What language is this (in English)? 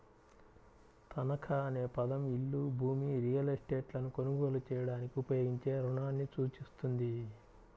Telugu